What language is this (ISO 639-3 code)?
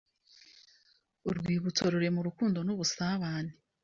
kin